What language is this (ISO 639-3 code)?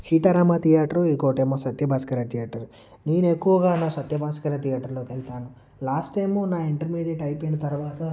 tel